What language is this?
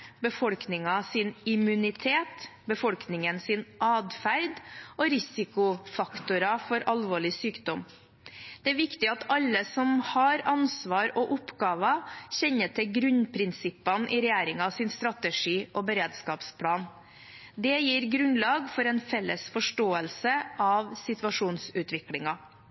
Norwegian Bokmål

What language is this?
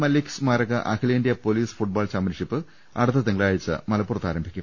Malayalam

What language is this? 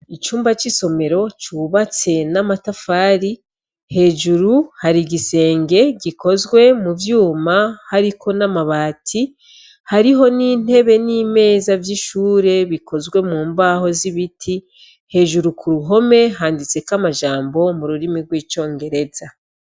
Rundi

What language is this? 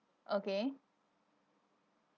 English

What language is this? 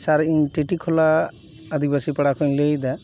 Santali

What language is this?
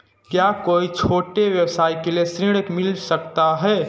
Hindi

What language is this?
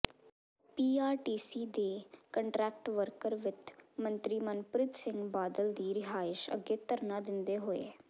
Punjabi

